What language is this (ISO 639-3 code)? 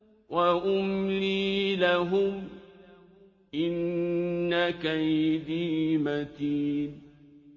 ara